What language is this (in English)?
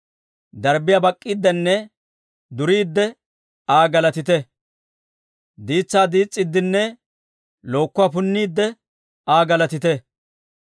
Dawro